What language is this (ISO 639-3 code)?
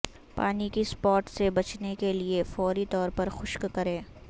urd